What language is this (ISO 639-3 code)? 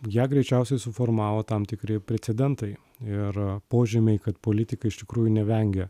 lit